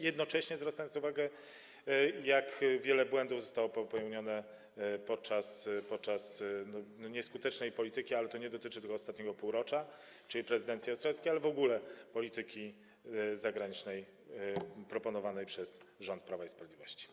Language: Polish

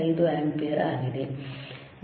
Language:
Kannada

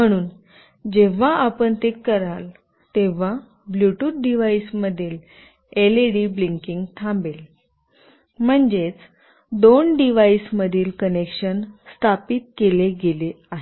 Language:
Marathi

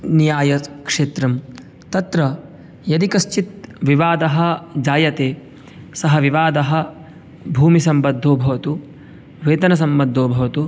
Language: Sanskrit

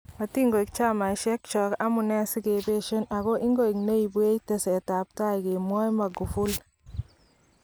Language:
Kalenjin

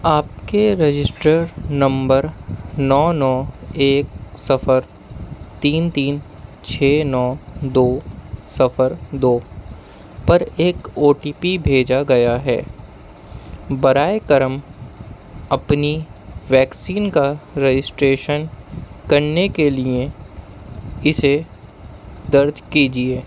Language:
Urdu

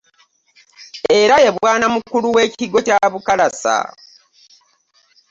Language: Ganda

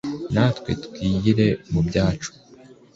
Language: Kinyarwanda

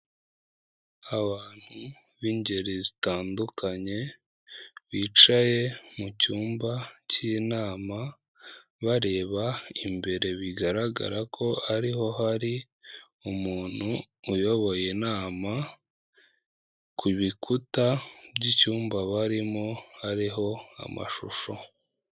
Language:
Kinyarwanda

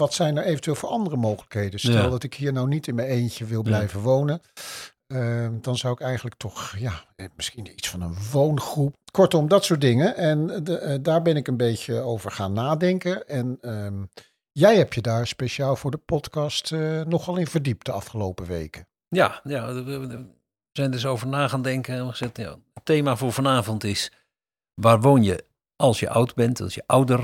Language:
Dutch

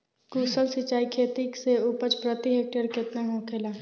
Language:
Bhojpuri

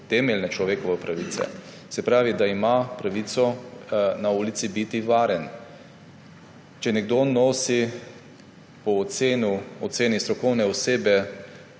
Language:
Slovenian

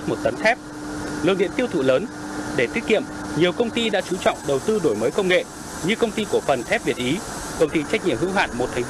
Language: Vietnamese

